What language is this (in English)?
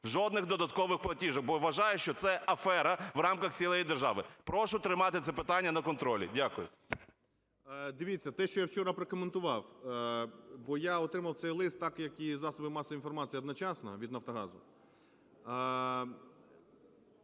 Ukrainian